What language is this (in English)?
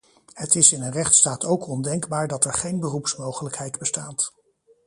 Dutch